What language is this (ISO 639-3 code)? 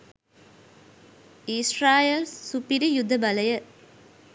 sin